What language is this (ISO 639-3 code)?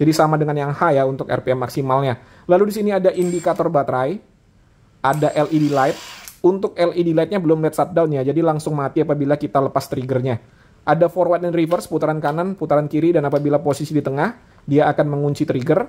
ind